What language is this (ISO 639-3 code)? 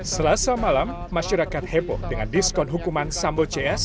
ind